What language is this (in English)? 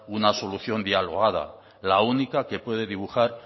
Spanish